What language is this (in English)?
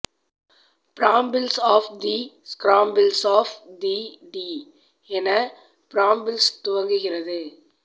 Tamil